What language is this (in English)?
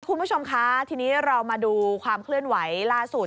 Thai